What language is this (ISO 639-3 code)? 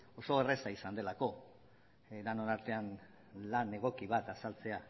eus